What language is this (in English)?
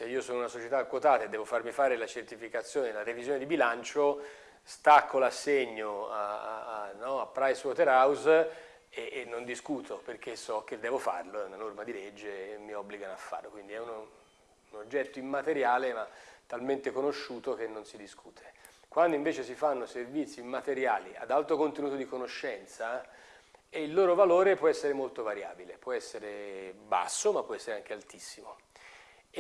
Italian